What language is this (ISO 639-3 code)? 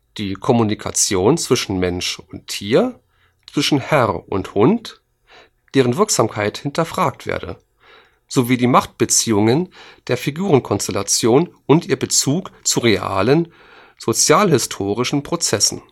deu